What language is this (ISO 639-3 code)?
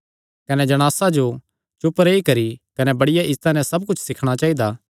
xnr